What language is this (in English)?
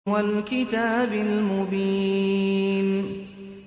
Arabic